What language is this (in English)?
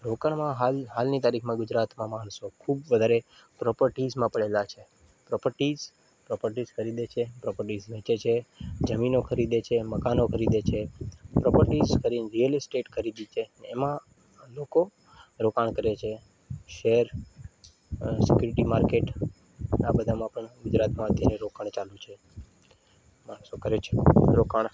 Gujarati